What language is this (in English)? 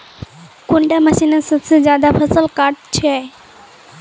Magahi